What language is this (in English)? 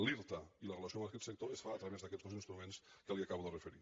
Catalan